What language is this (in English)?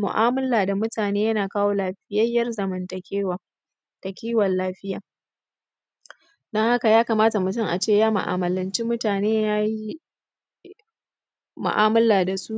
Hausa